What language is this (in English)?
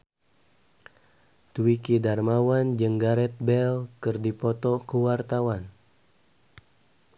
Sundanese